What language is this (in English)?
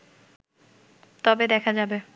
Bangla